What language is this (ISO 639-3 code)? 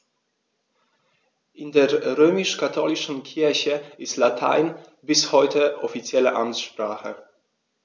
deu